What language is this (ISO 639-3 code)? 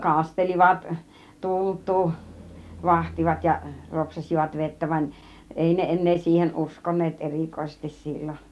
fin